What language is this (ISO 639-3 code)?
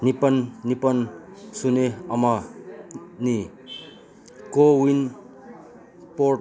mni